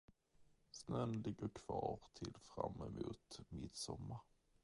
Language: Swedish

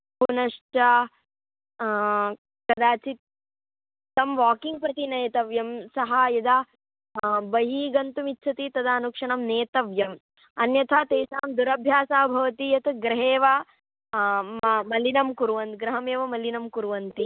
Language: Sanskrit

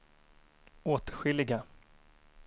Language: Swedish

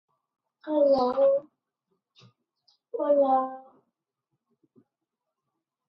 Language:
Basque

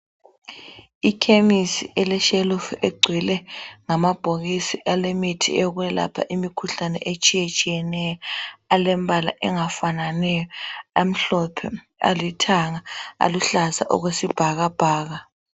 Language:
North Ndebele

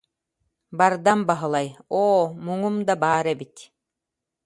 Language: Yakut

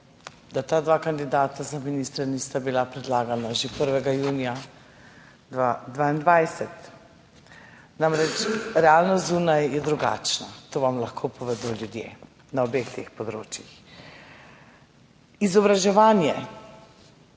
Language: Slovenian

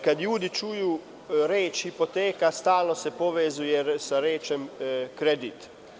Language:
Serbian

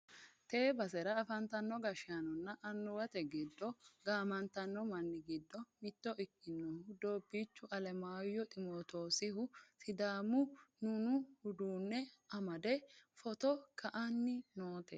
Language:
Sidamo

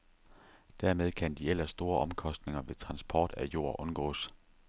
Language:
Danish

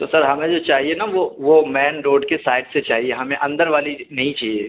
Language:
Urdu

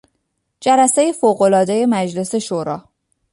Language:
Persian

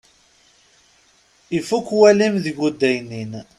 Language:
Kabyle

